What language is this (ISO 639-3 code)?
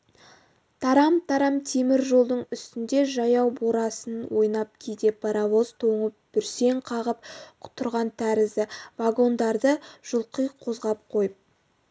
kaz